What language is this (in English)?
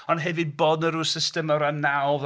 Welsh